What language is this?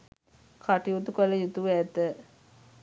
Sinhala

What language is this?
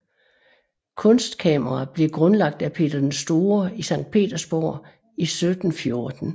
Danish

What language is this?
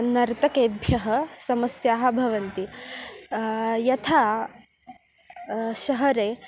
Sanskrit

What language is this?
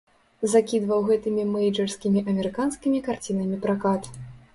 Belarusian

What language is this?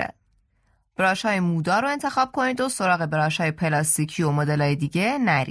Persian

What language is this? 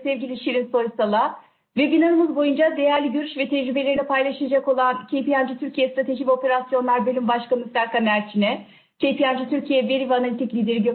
Turkish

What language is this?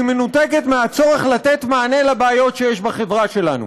Hebrew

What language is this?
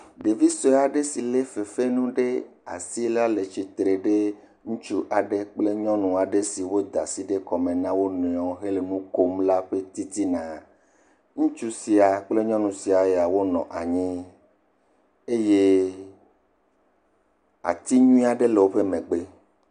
Ewe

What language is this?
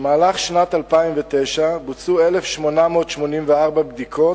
Hebrew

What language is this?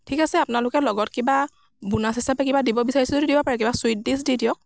Assamese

